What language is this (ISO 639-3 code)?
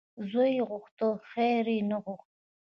pus